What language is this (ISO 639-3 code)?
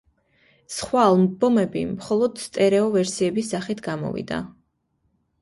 kat